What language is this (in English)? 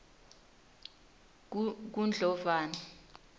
Swati